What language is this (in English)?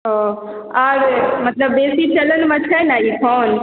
Maithili